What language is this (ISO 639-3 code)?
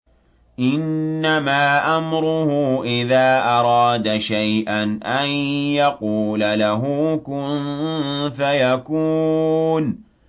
ara